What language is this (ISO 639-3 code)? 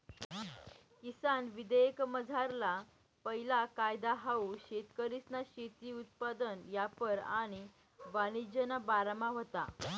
mar